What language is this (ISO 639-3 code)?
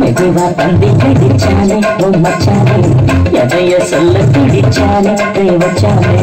ara